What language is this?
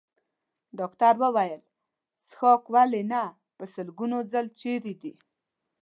Pashto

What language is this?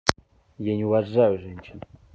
Russian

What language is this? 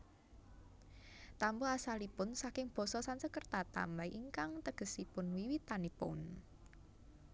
Javanese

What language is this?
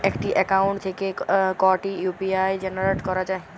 Bangla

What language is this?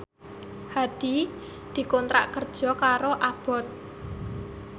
Javanese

